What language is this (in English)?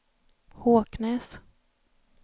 Swedish